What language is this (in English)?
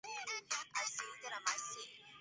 Chinese